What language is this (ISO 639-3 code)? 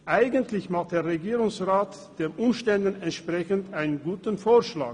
gsw